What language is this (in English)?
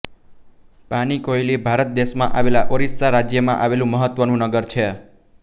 Gujarati